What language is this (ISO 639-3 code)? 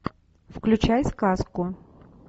rus